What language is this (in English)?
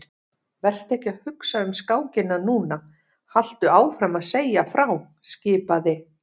Icelandic